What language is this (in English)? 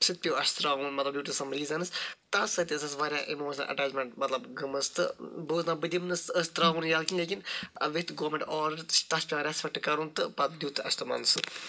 Kashmiri